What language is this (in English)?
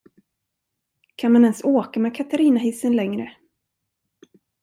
Swedish